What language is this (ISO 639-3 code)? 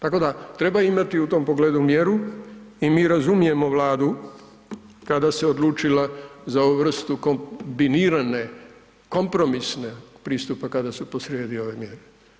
hrv